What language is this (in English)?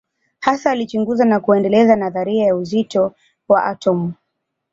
Swahili